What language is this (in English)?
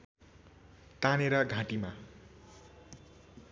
Nepali